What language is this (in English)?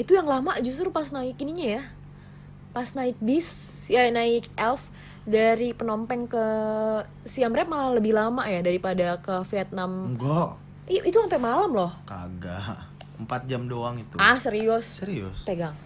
Indonesian